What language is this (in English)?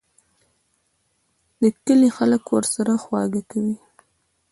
Pashto